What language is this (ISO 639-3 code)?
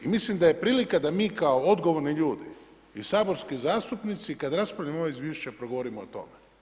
hrv